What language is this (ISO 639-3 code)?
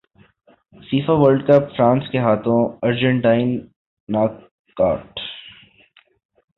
urd